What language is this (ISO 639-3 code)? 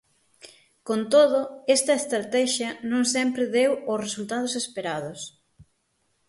glg